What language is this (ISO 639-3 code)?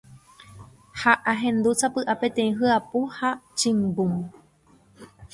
grn